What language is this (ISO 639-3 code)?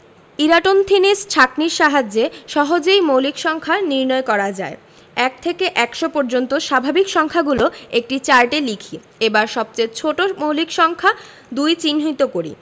ben